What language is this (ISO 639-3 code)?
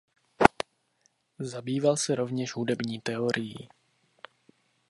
ces